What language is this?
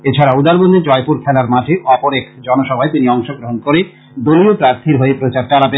Bangla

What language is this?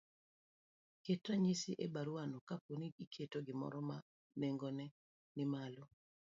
Luo (Kenya and Tanzania)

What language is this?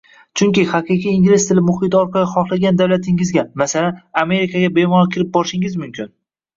Uzbek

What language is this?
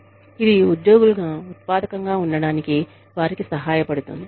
Telugu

